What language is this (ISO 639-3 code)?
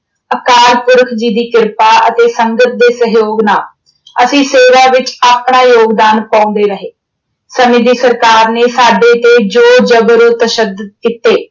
pan